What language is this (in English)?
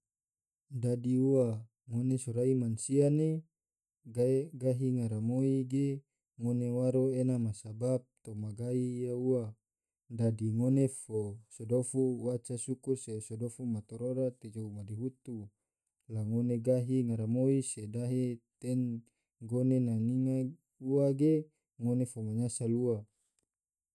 Tidore